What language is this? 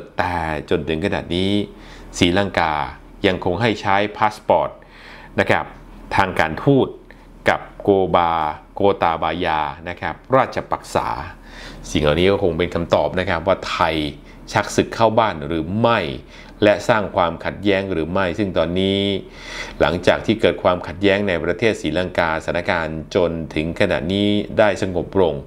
Thai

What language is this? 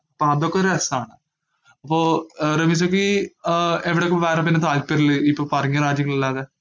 Malayalam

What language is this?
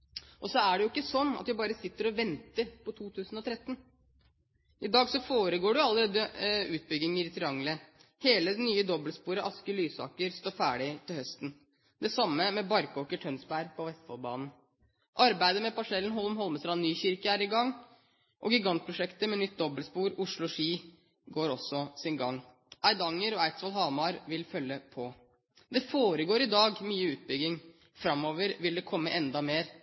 Norwegian Bokmål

